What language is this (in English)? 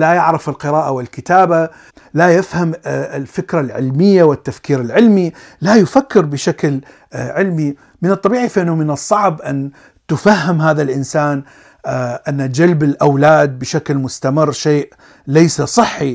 Arabic